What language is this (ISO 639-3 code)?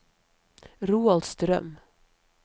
nor